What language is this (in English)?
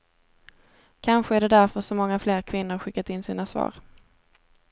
Swedish